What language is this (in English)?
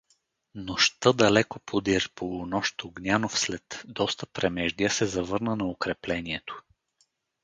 Bulgarian